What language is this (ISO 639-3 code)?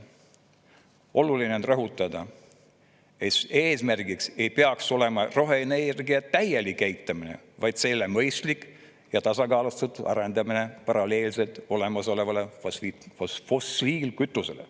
est